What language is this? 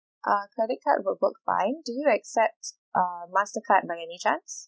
English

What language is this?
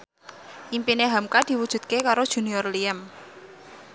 Javanese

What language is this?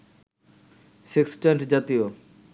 Bangla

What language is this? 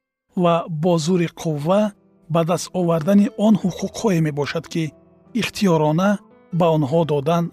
Persian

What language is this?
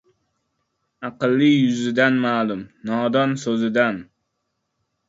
Uzbek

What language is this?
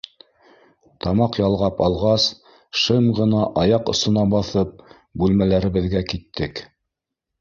Bashkir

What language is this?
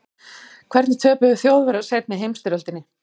Icelandic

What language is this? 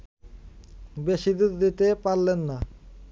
Bangla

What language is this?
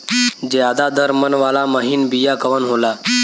Bhojpuri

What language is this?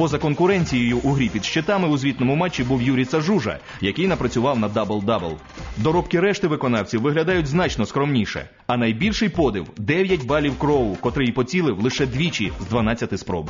Ukrainian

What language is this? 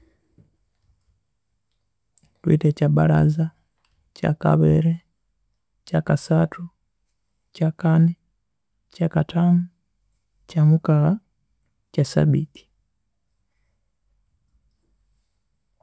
Konzo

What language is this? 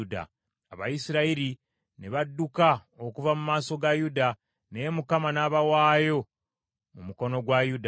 Ganda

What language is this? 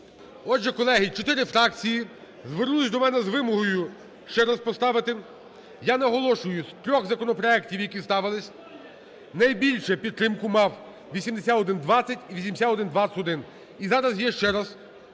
Ukrainian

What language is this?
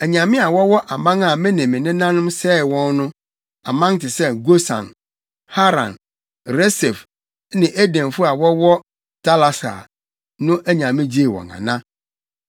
Akan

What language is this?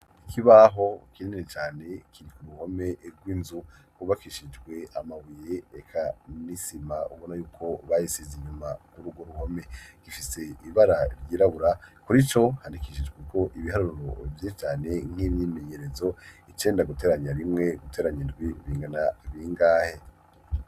Rundi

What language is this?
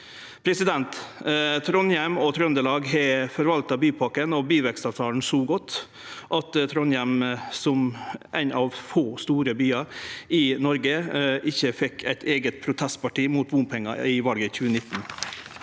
Norwegian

